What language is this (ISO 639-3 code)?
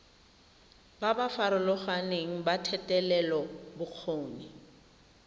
tsn